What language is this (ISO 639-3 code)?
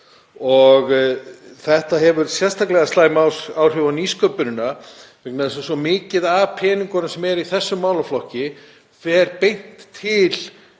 isl